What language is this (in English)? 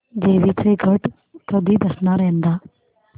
Marathi